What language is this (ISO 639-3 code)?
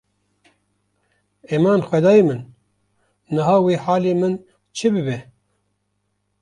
kur